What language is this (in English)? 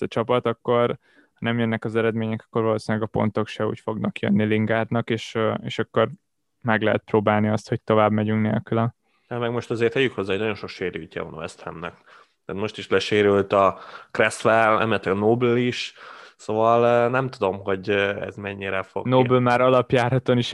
Hungarian